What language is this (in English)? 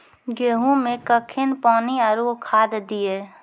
Maithili